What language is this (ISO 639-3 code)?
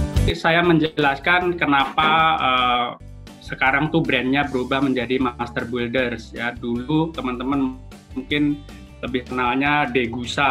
ind